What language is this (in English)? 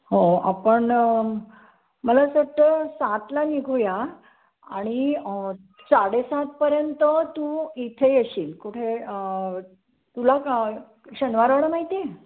Marathi